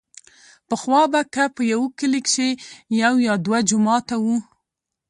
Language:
Pashto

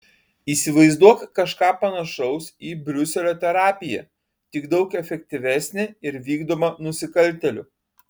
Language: Lithuanian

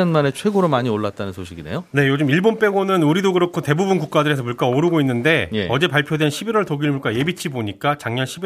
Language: Korean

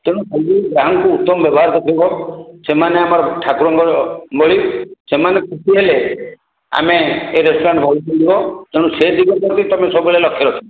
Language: Odia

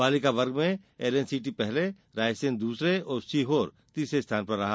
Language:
Hindi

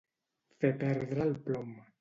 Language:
Catalan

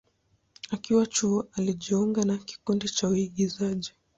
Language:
Swahili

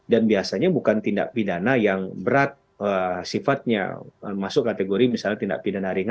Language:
Indonesian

